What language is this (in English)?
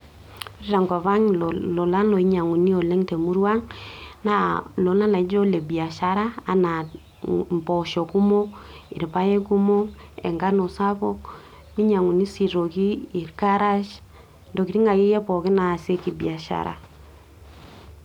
Masai